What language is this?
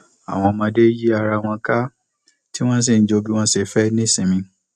Yoruba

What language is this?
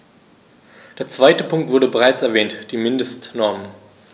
German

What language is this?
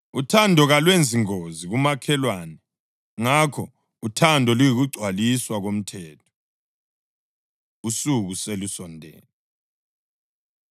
North Ndebele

